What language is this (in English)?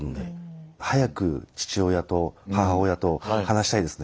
Japanese